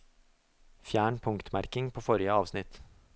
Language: Norwegian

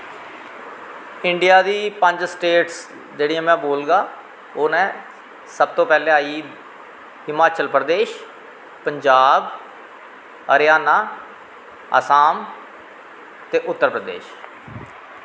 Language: Dogri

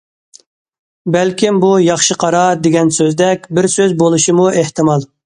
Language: Uyghur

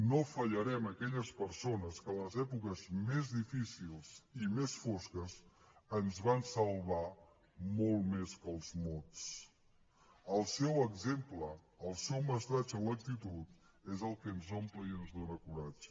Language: Catalan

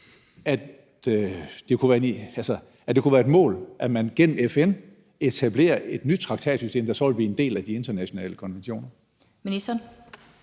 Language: Danish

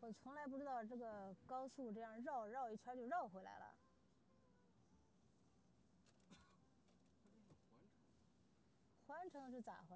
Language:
Chinese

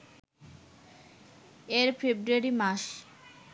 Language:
Bangla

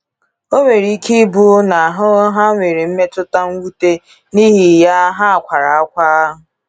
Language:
Igbo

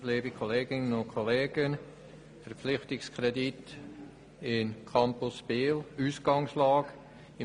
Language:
Swiss German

